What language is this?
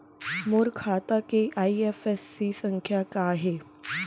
Chhattisgarhi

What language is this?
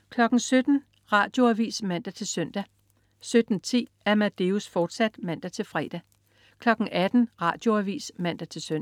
Danish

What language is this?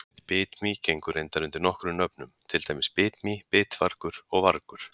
Icelandic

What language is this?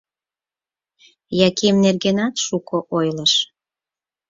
Mari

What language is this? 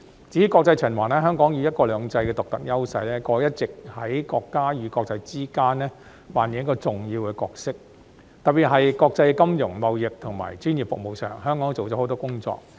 Cantonese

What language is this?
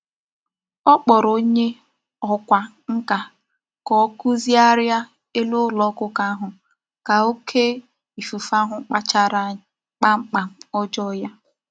Igbo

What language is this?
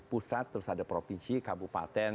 Indonesian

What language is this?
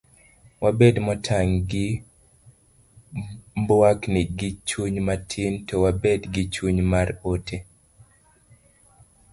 Luo (Kenya and Tanzania)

